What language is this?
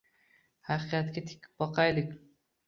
Uzbek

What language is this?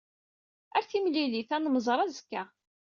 Kabyle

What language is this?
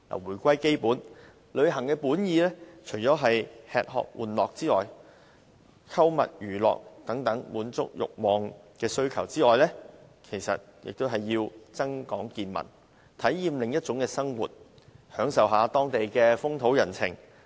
Cantonese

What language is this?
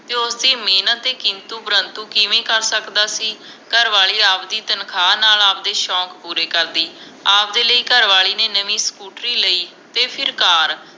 Punjabi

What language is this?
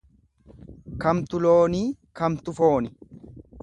Oromo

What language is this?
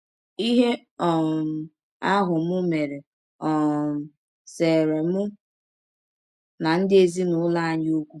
Igbo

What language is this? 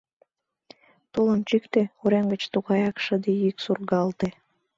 Mari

